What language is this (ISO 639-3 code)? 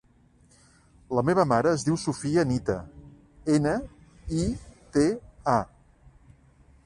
cat